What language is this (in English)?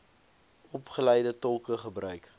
Afrikaans